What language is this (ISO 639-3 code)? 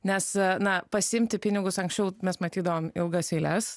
lit